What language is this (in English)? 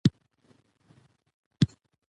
Pashto